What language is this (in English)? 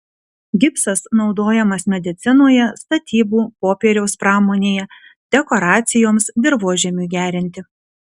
Lithuanian